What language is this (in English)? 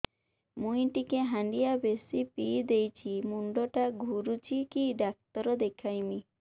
Odia